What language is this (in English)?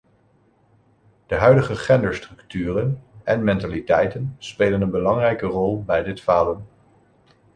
Dutch